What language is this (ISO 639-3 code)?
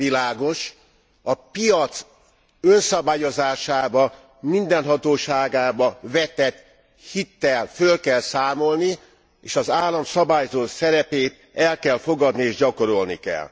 hun